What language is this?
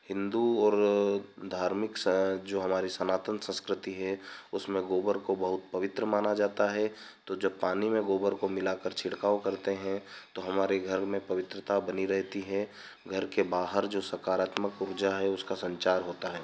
Hindi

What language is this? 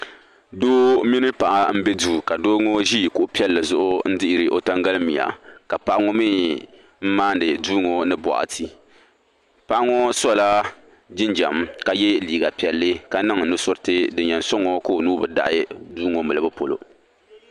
Dagbani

